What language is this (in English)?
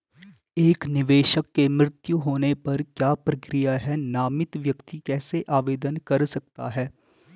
Hindi